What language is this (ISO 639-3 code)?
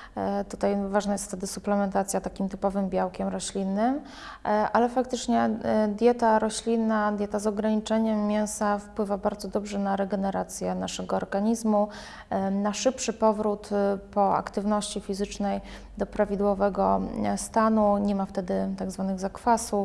pol